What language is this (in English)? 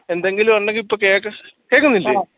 Malayalam